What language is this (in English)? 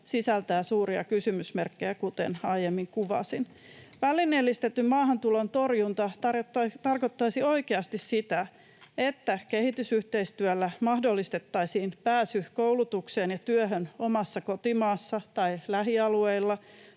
Finnish